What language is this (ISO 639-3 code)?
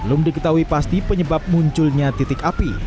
ind